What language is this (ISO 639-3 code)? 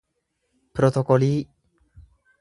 orm